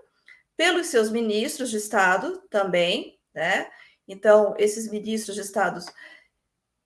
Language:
Portuguese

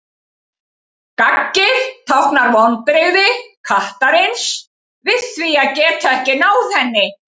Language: Icelandic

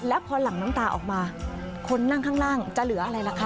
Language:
Thai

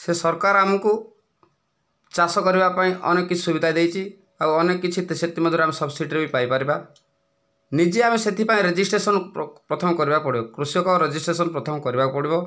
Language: Odia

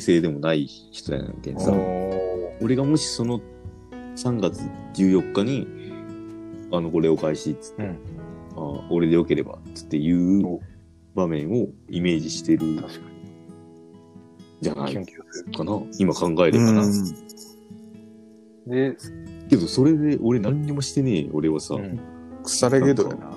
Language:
Japanese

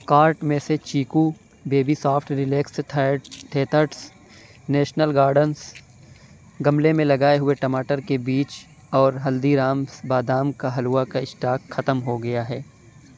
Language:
Urdu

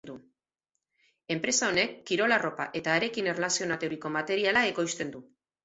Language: Basque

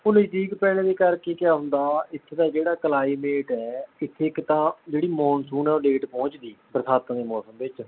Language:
Punjabi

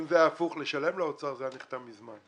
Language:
Hebrew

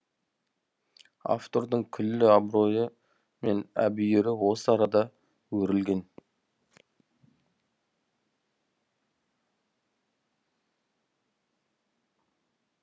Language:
Kazakh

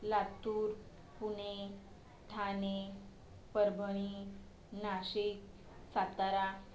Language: Marathi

